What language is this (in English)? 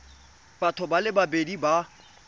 Tswana